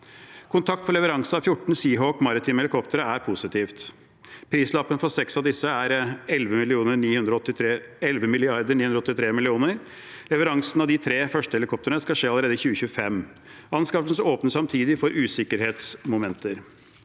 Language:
Norwegian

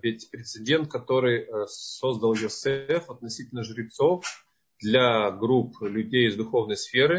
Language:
Russian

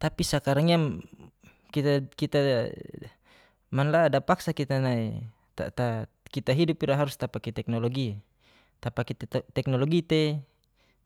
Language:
Geser-Gorom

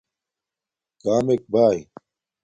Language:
Domaaki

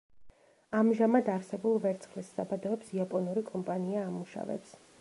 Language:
Georgian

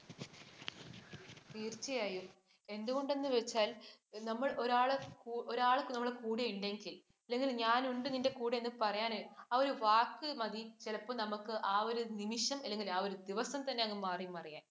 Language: Malayalam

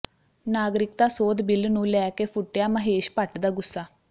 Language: Punjabi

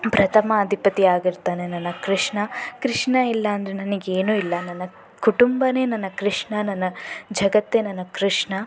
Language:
Kannada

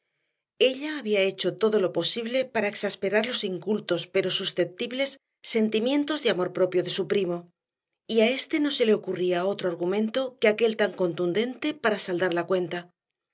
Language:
Spanish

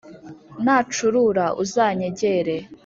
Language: Kinyarwanda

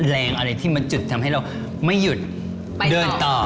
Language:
Thai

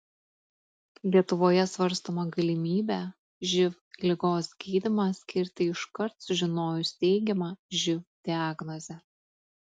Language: Lithuanian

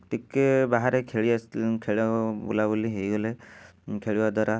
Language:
Odia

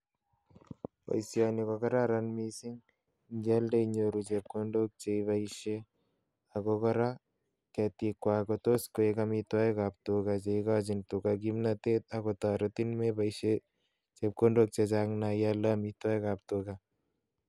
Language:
Kalenjin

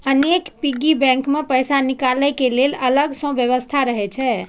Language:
Maithili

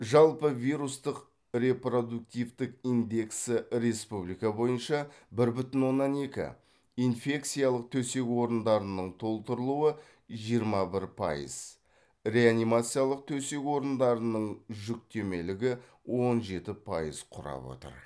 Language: Kazakh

